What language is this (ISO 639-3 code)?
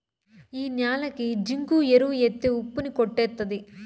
tel